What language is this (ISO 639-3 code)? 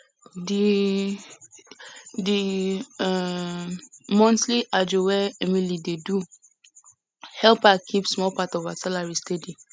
pcm